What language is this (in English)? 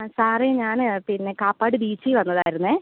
Malayalam